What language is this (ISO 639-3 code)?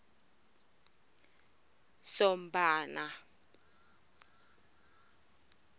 tso